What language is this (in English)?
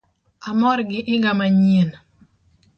Luo (Kenya and Tanzania)